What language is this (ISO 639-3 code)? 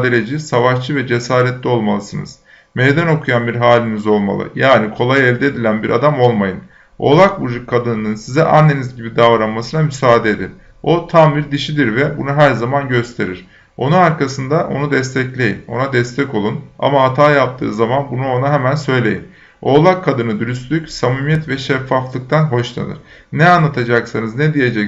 tur